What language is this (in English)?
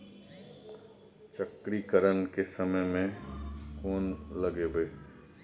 Maithili